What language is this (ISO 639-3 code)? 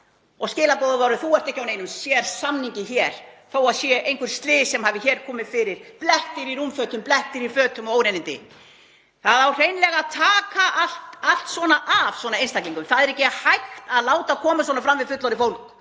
isl